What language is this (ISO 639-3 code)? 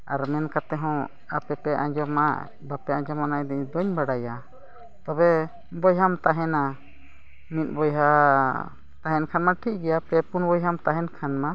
sat